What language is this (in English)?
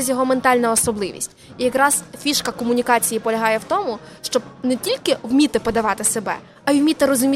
Ukrainian